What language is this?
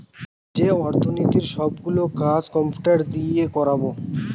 Bangla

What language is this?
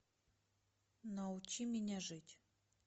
Russian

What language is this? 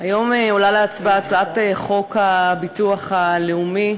Hebrew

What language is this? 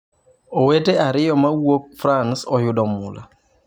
Luo (Kenya and Tanzania)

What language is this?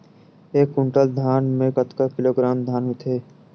Chhattisgarhi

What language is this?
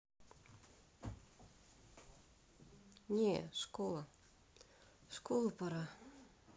Russian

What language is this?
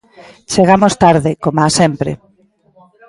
Galician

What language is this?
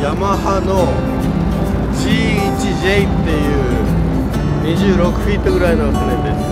Japanese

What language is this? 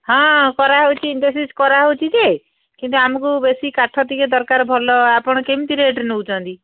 Odia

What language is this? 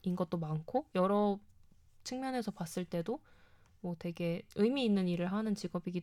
Korean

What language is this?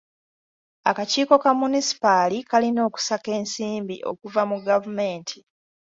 Ganda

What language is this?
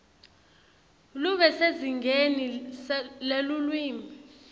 Swati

